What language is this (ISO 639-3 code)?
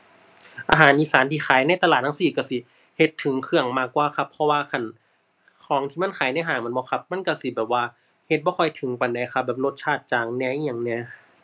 tha